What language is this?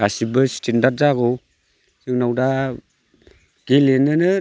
Bodo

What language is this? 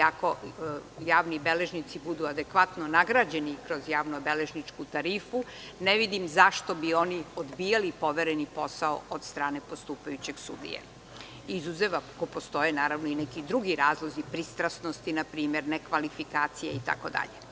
Serbian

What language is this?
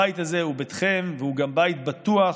Hebrew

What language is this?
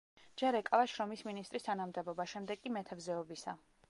Georgian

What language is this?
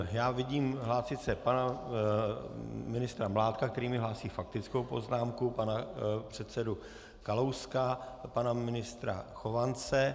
Czech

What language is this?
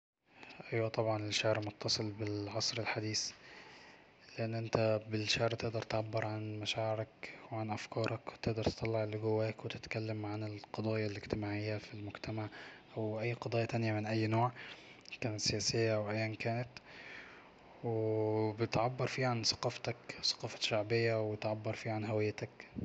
Egyptian Arabic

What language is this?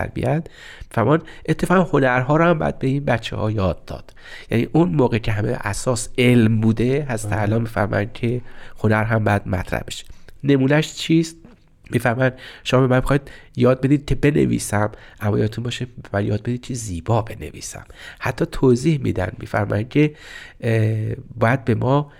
Persian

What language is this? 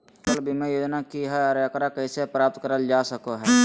Magahi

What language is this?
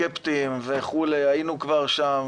Hebrew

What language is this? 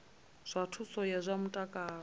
Venda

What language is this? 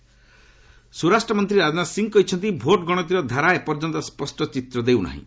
Odia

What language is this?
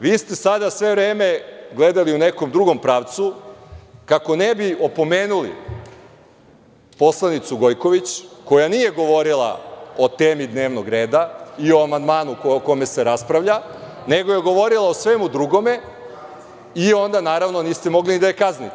Serbian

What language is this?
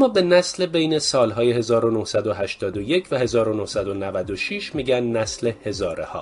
Persian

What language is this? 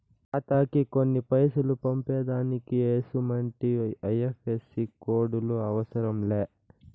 Telugu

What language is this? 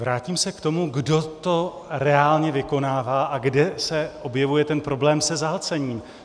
Czech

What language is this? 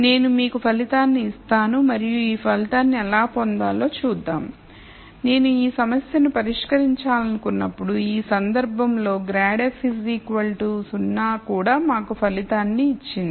Telugu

